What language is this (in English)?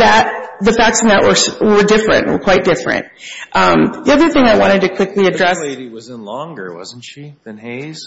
English